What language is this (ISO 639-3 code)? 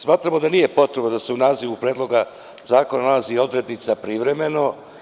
srp